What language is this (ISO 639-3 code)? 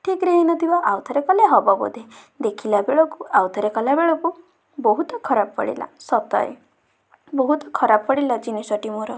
ori